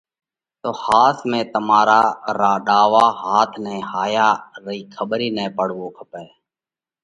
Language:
Parkari Koli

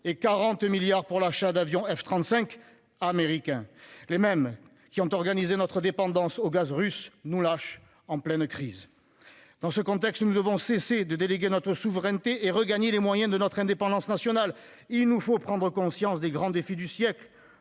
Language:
French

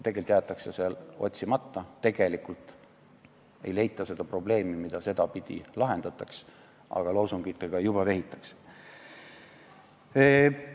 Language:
Estonian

